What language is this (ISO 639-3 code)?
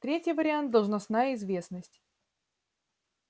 rus